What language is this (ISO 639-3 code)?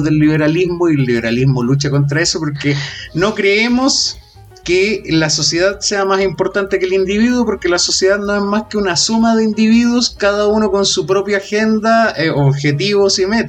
spa